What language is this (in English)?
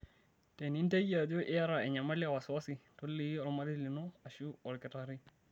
Masai